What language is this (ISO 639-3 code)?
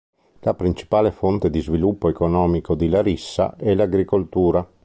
ita